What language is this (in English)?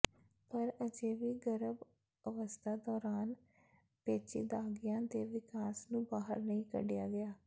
Punjabi